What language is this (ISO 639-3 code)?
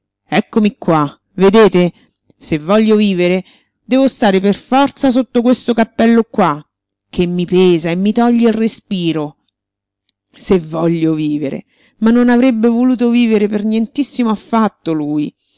ita